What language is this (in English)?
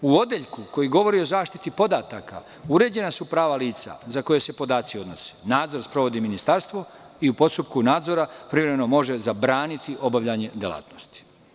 Serbian